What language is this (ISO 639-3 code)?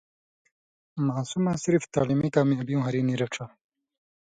mvy